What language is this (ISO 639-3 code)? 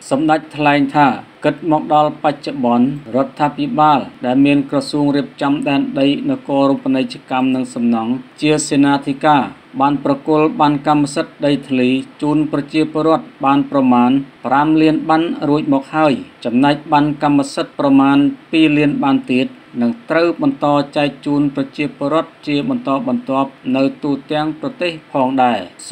tha